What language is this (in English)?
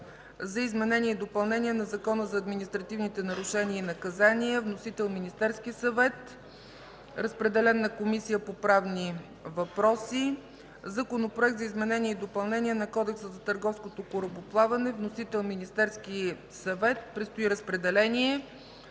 Bulgarian